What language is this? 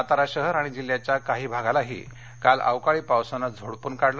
Marathi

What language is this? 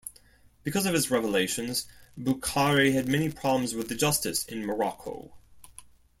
English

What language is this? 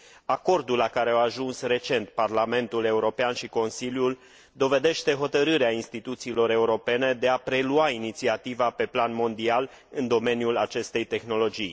Romanian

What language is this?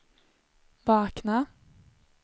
Swedish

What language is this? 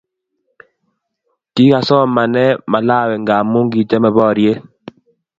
Kalenjin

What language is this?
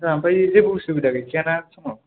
Bodo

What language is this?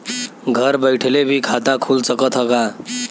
Bhojpuri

